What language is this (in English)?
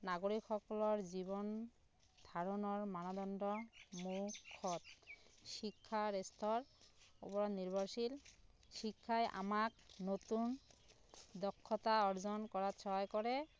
Assamese